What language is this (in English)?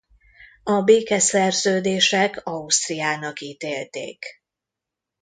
Hungarian